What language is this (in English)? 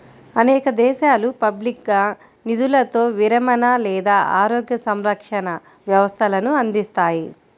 Telugu